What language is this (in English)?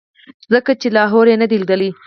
Pashto